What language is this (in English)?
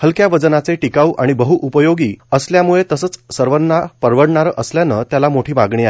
Marathi